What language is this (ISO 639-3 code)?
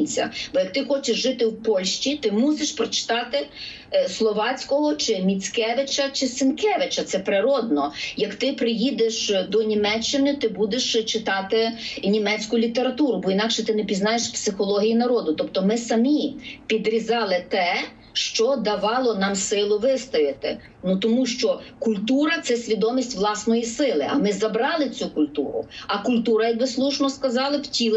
ukr